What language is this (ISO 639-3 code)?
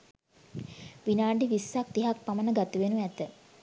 sin